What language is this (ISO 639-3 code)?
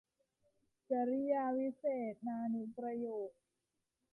tha